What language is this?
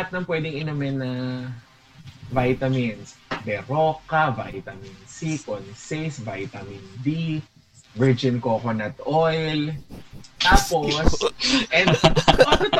Filipino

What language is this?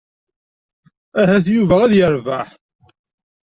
Kabyle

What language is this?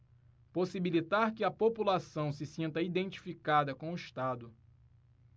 Portuguese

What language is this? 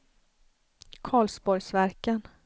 Swedish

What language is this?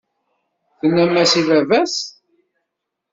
Kabyle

